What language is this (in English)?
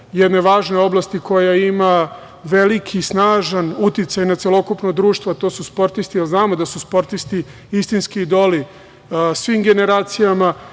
Serbian